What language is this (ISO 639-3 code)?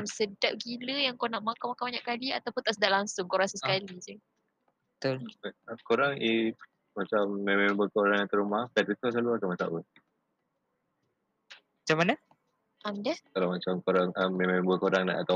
msa